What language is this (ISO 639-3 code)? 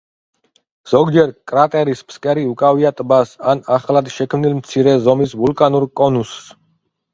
kat